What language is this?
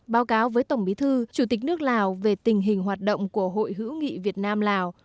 Vietnamese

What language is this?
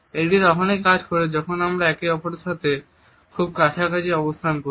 Bangla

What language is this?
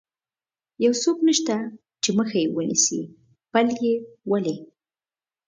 Pashto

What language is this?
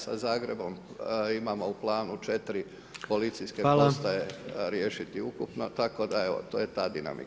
Croatian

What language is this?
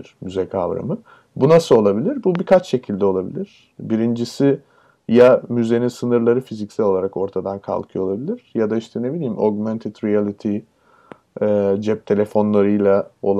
Turkish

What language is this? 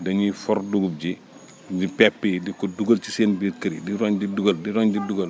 Wolof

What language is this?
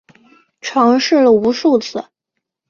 Chinese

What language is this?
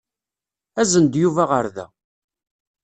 Kabyle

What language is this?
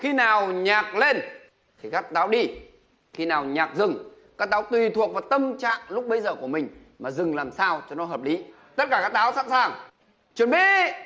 Vietnamese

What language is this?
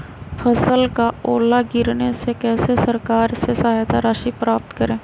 Magahi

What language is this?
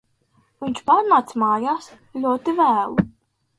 Latvian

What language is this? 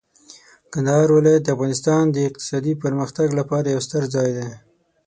Pashto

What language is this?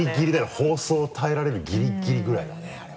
Japanese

